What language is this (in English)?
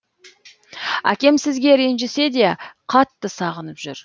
Kazakh